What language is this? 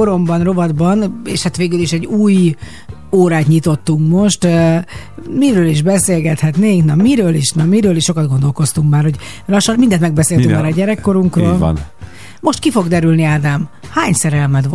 Hungarian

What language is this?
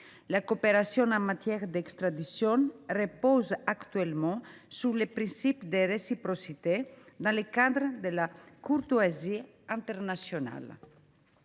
French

